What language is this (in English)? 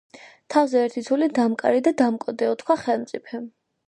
Georgian